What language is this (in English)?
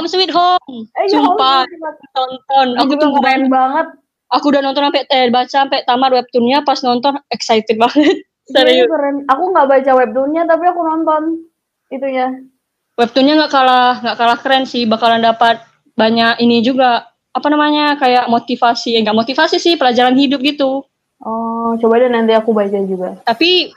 Indonesian